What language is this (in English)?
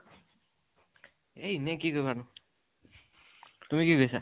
Assamese